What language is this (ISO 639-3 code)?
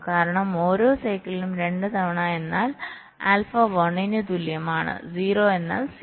mal